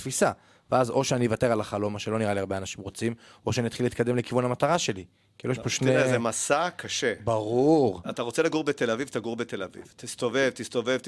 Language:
Hebrew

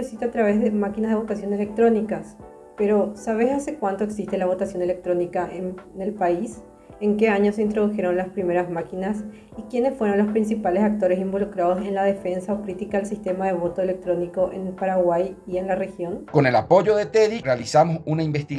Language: Spanish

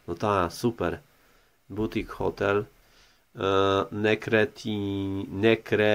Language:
Polish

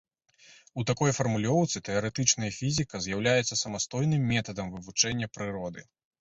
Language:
Belarusian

